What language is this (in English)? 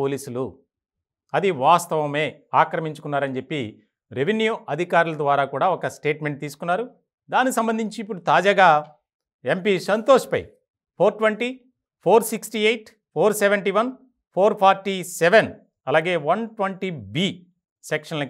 Telugu